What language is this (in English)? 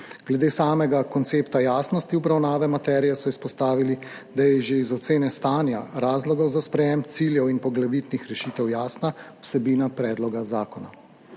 Slovenian